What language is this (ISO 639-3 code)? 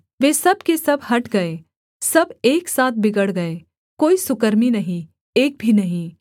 hin